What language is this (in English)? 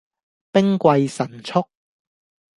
Cantonese